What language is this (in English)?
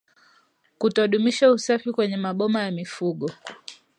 Swahili